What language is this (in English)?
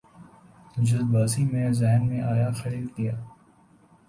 Urdu